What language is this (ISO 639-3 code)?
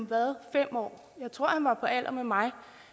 dan